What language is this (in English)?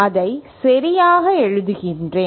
Tamil